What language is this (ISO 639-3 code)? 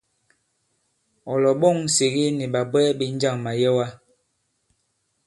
abb